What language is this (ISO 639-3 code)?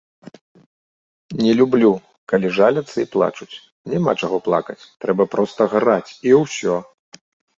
bel